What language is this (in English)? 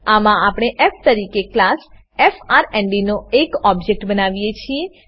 Gujarati